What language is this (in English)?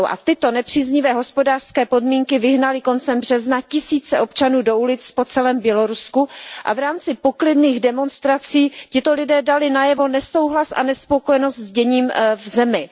Czech